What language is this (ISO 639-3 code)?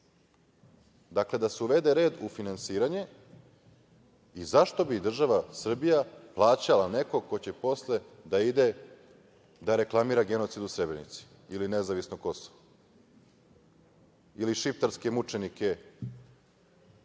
srp